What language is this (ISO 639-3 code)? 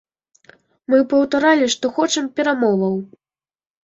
bel